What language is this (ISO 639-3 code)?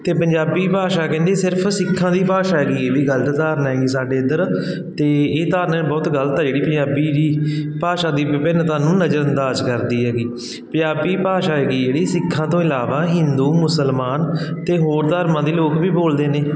pan